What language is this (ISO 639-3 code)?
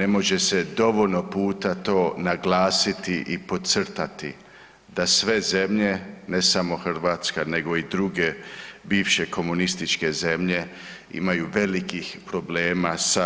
hrv